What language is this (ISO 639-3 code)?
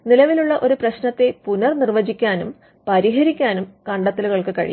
mal